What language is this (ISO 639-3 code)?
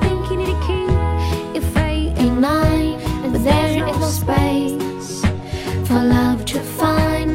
zho